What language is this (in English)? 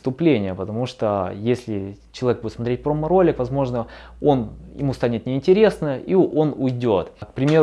Russian